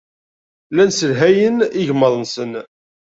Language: Kabyle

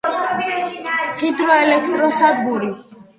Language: Georgian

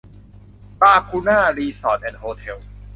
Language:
Thai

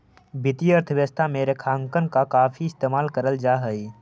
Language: Magahi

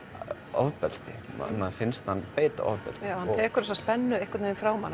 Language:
Icelandic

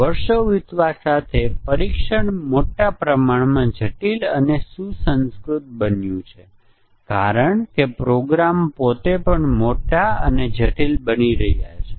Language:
Gujarati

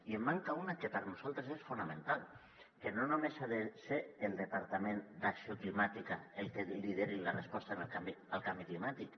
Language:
Catalan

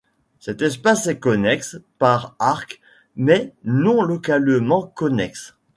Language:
French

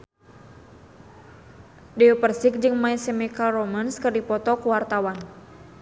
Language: Sundanese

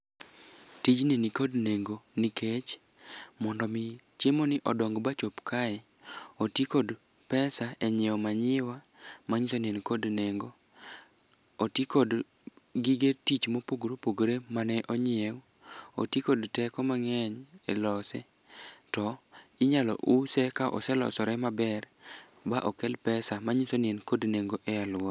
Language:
Luo (Kenya and Tanzania)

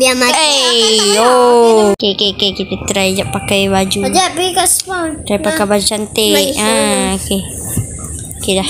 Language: Malay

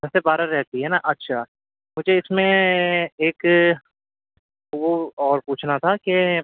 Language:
Urdu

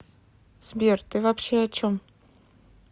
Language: Russian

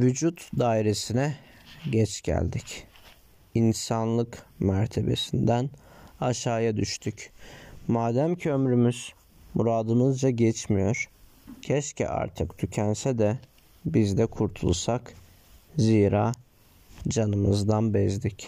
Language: Turkish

